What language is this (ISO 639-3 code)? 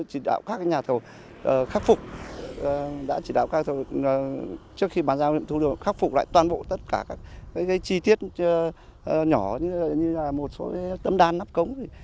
vie